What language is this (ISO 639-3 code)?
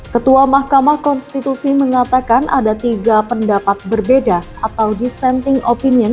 ind